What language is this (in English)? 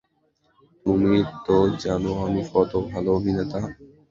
Bangla